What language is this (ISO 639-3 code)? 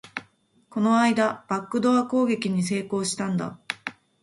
jpn